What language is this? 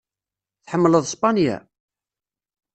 Kabyle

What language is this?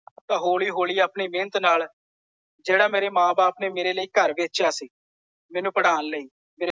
Punjabi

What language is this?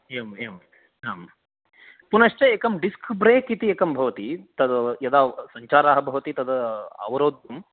Sanskrit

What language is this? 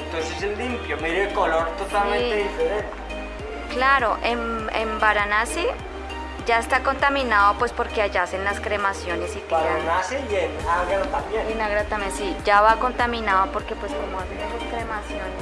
Spanish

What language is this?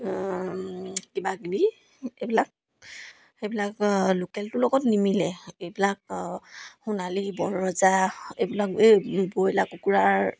Assamese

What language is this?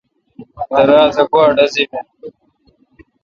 Kalkoti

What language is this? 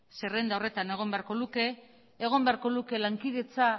Basque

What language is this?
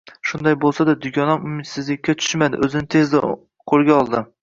Uzbek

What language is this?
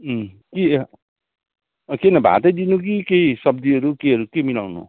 Nepali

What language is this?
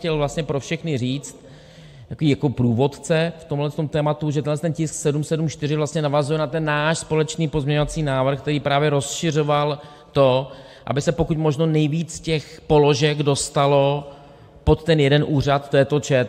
Czech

